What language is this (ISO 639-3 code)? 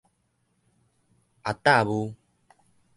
nan